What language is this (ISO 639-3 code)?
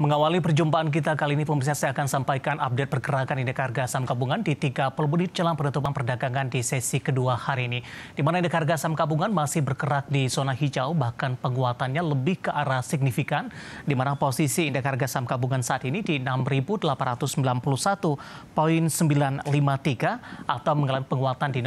ind